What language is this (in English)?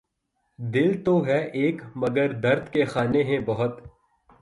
Urdu